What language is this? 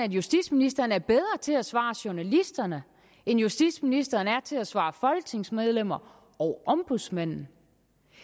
Danish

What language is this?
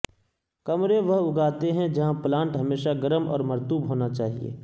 Urdu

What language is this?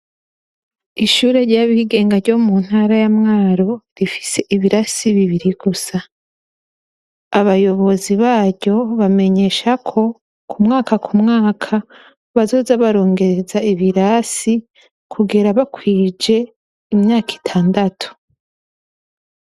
Rundi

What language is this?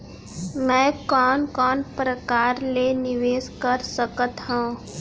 Chhattisgarhi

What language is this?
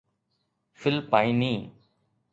Sindhi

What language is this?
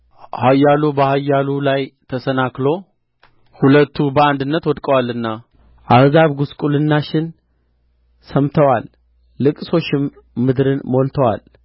Amharic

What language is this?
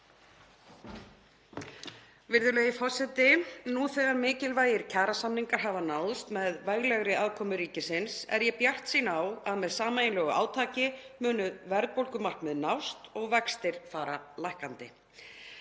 Icelandic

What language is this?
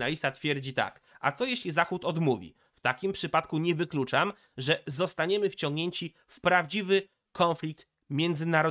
Polish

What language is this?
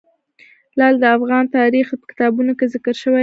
Pashto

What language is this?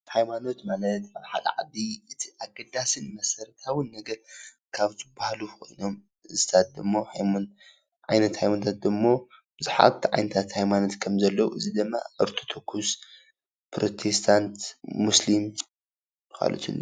Tigrinya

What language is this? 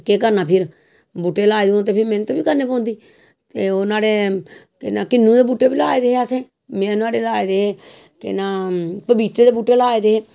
Dogri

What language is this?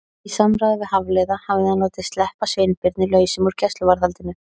Icelandic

